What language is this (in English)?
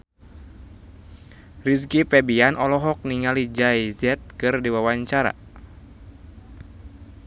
Sundanese